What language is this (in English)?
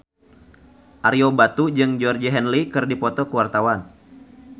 Sundanese